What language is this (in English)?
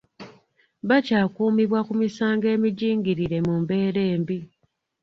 Ganda